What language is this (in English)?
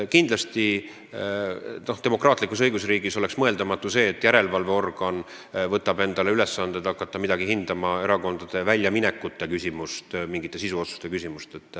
Estonian